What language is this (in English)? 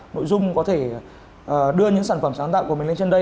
Vietnamese